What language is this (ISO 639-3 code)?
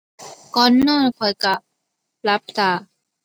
tha